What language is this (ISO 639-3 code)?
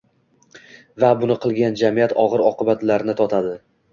uzb